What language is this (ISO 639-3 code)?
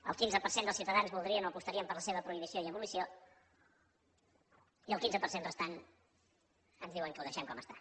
cat